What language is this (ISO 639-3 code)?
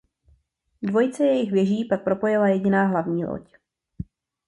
ces